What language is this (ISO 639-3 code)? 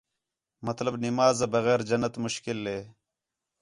xhe